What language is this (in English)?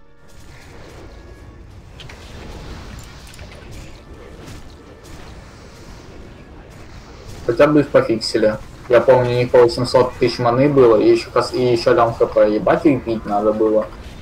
Russian